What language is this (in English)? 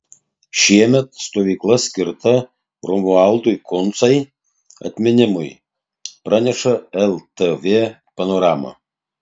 Lithuanian